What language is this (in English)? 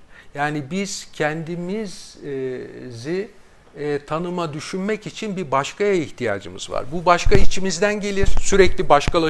Turkish